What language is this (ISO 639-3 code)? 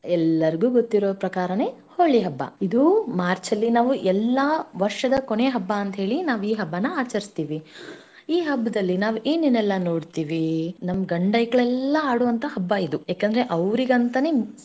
kan